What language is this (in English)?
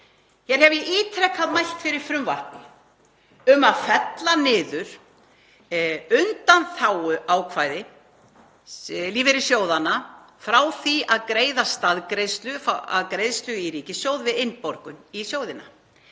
Icelandic